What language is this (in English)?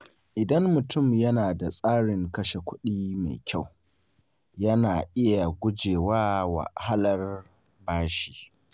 Hausa